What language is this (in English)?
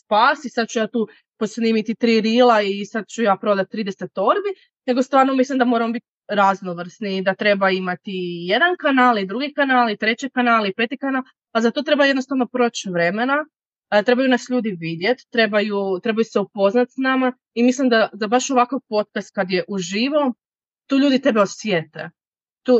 Croatian